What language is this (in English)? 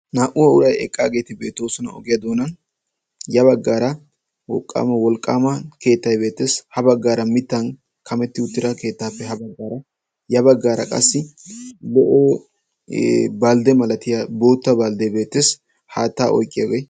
Wolaytta